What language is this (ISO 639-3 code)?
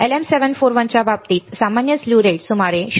mar